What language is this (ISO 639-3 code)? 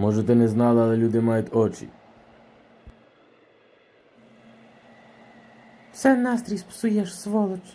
ukr